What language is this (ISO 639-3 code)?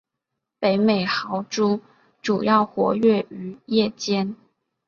zho